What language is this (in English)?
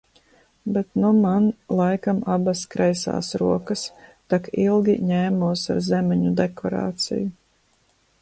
Latvian